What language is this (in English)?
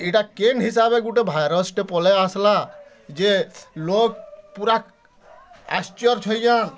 Odia